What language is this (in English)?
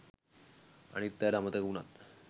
Sinhala